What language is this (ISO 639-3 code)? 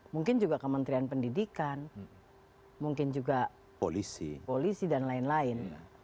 ind